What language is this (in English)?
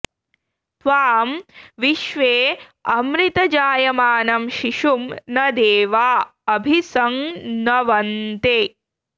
Sanskrit